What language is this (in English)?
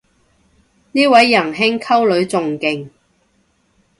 Cantonese